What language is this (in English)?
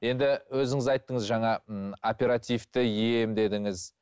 Kazakh